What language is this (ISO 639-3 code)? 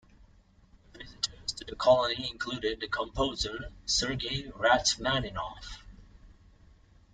eng